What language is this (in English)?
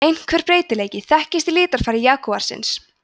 Icelandic